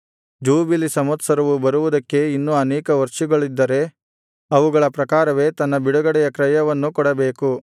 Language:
Kannada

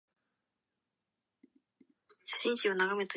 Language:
Japanese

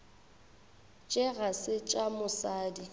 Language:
Northern Sotho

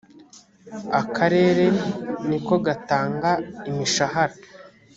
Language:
Kinyarwanda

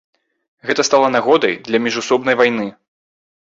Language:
Belarusian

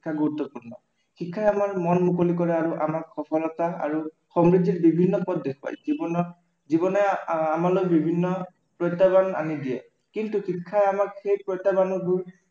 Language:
Assamese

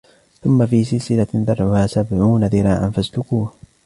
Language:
Arabic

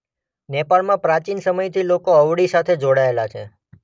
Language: Gujarati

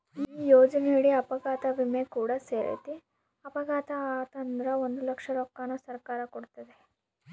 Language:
Kannada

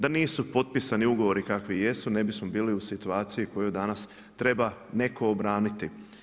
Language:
Croatian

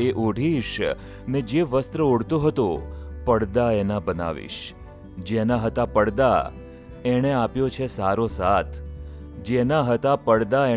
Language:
Gujarati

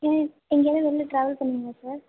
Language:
Tamil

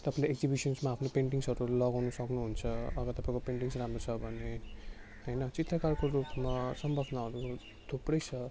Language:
Nepali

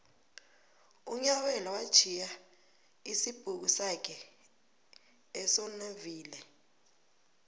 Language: South Ndebele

